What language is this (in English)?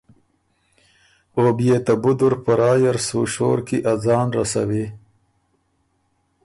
Ormuri